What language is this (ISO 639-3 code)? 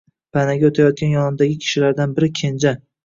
uzb